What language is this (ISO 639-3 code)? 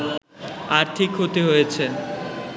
ben